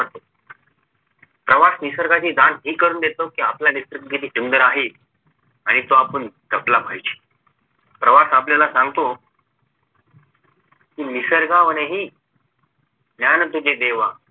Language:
Marathi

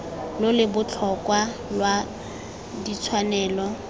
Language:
Tswana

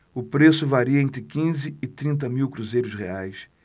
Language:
Portuguese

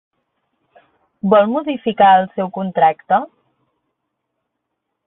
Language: Catalan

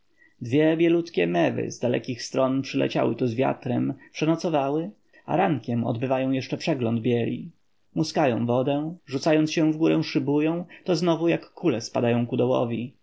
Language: Polish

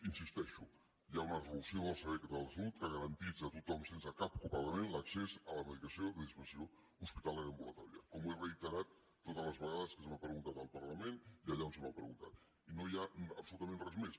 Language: Catalan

